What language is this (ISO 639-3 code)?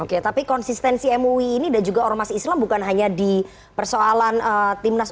ind